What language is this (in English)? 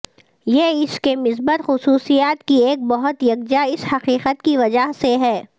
Urdu